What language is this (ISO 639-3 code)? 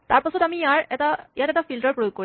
asm